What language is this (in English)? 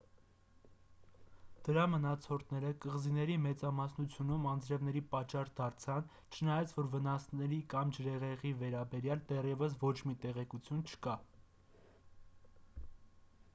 Armenian